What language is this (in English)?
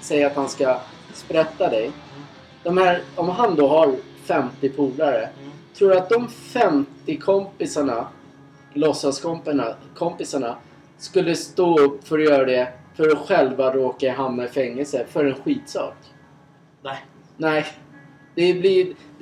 Swedish